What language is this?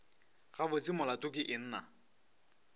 Northern Sotho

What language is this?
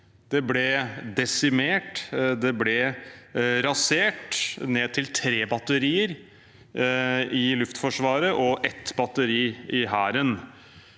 Norwegian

